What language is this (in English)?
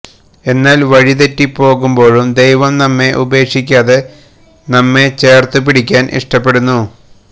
Malayalam